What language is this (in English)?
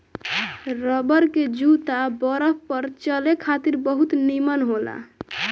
Bhojpuri